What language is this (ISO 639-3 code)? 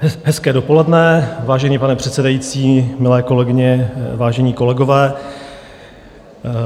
ces